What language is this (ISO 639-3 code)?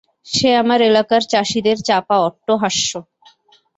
ben